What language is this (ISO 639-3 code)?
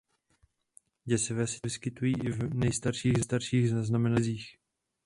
ces